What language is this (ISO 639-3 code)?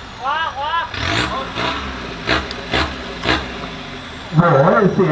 tha